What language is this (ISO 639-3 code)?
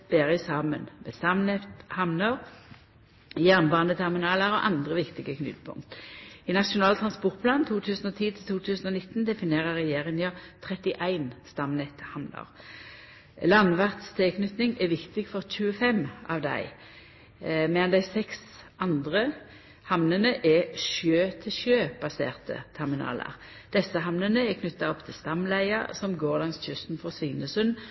nno